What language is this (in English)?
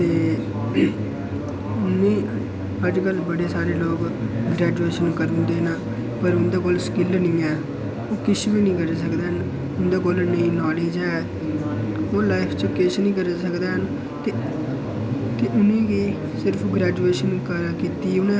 Dogri